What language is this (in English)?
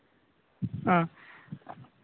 Santali